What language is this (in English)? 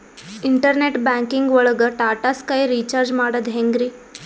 Kannada